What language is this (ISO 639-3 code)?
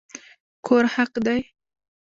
pus